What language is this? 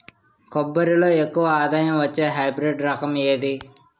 Telugu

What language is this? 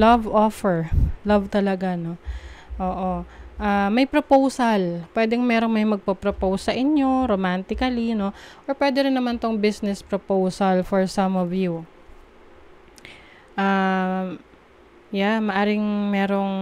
Filipino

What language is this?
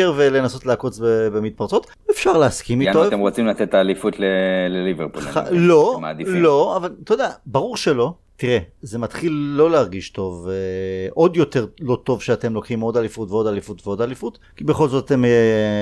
Hebrew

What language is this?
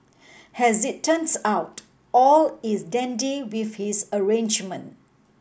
English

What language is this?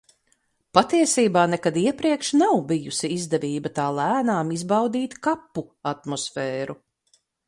Latvian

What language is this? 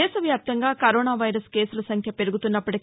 Telugu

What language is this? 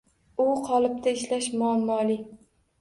Uzbek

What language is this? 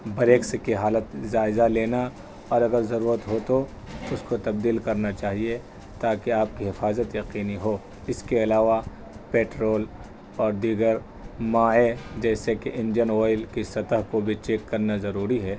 Urdu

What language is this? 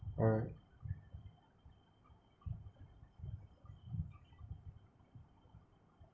English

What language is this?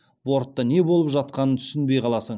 Kazakh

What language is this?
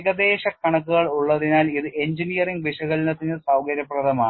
Malayalam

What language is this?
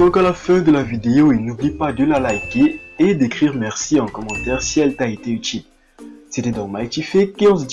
French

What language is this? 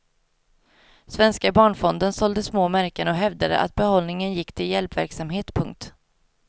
Swedish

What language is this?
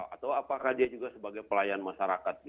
Indonesian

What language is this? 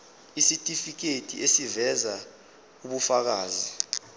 Zulu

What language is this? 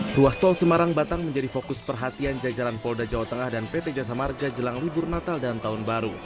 Indonesian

